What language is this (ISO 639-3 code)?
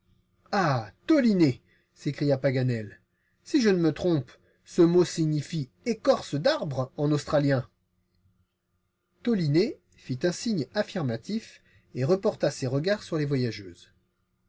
fra